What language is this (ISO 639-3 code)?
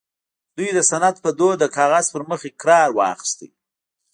pus